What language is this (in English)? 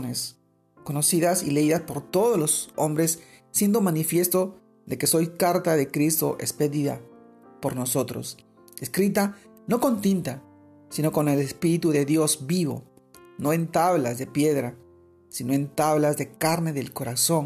Spanish